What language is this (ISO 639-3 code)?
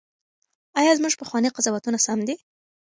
pus